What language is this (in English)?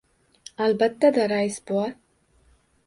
Uzbek